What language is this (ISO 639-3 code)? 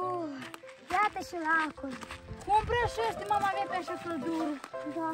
ron